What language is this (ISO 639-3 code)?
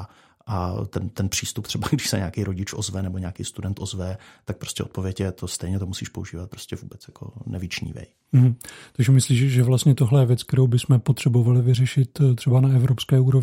ces